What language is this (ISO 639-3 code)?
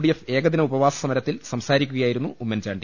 mal